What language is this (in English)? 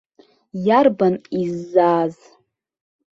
Abkhazian